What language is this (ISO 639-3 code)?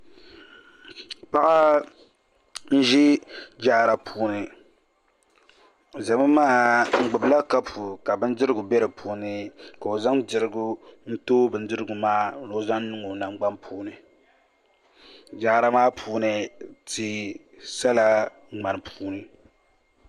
dag